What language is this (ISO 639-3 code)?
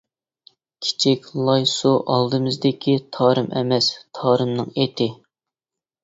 uig